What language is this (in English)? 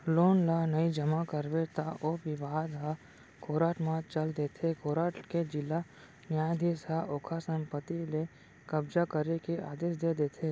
Chhattisgarhi